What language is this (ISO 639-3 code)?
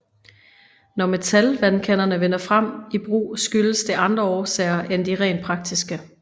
dan